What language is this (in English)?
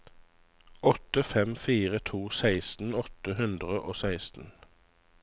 Norwegian